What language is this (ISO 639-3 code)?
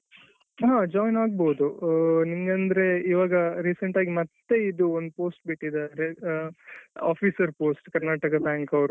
kan